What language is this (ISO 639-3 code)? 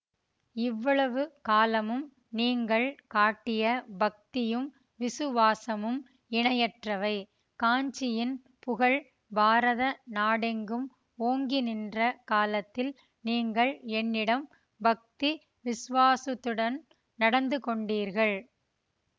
tam